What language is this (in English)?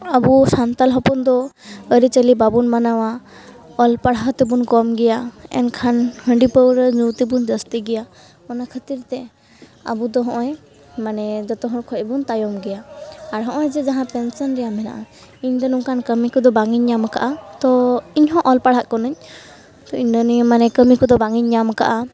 Santali